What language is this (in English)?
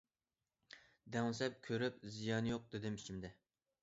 Uyghur